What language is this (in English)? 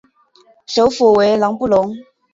Chinese